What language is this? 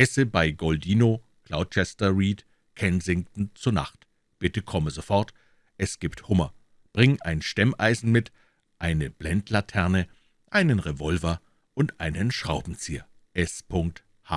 German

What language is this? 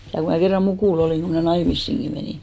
Finnish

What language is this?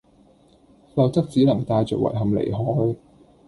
Cantonese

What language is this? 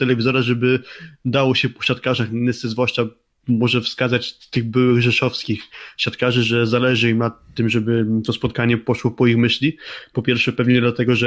Polish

